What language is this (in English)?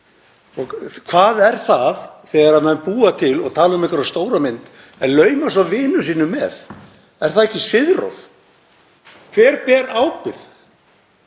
Icelandic